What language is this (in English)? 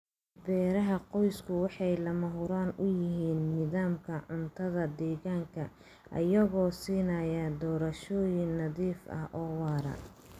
Somali